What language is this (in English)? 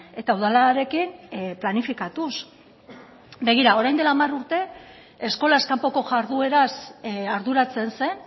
Basque